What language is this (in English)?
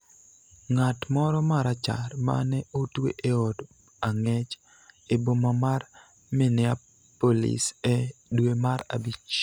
Luo (Kenya and Tanzania)